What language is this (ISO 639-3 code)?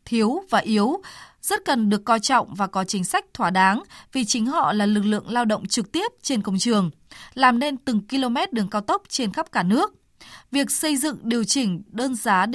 vie